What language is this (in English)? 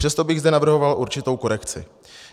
Czech